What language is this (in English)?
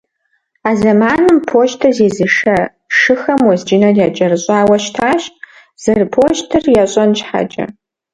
Kabardian